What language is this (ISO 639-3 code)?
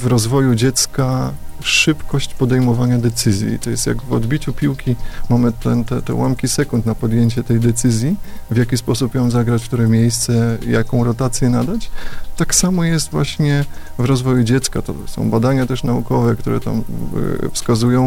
pol